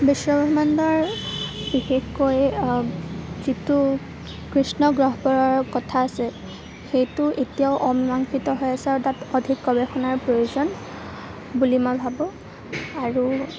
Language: Assamese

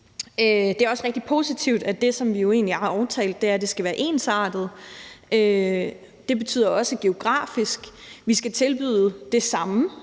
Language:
Danish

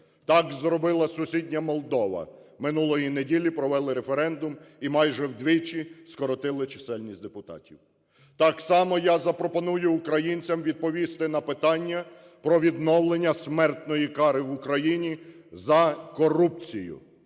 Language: Ukrainian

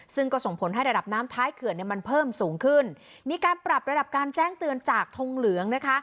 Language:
Thai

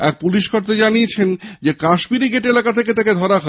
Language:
Bangla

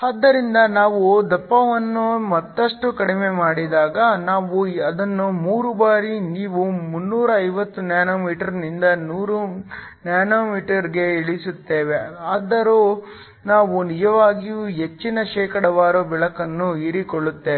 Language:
Kannada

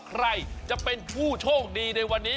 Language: Thai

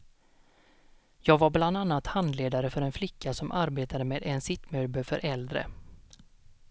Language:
Swedish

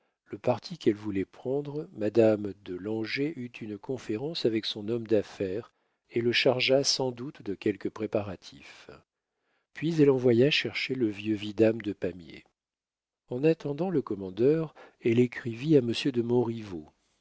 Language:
French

